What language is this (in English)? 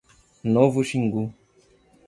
Portuguese